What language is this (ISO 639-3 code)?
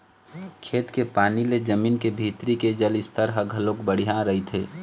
hne